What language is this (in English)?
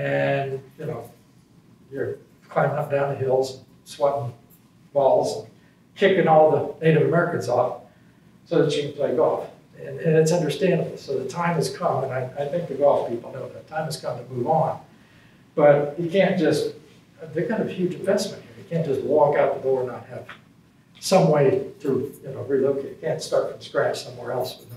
English